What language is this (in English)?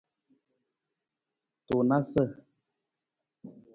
Nawdm